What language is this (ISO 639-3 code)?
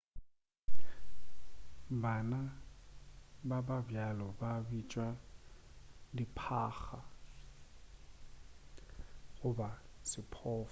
nso